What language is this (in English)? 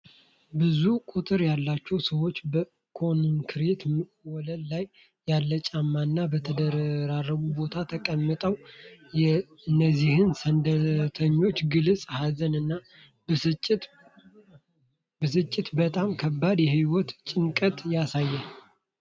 Amharic